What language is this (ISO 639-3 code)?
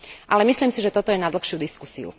slk